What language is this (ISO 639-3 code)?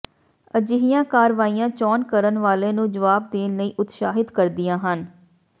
pan